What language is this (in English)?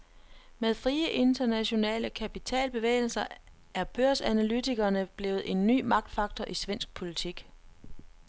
Danish